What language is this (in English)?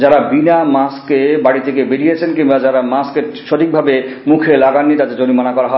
Bangla